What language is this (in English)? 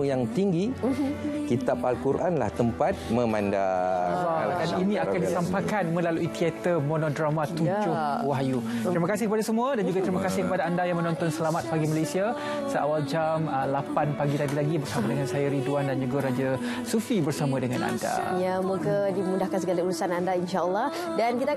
Malay